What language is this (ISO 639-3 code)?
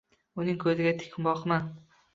uzb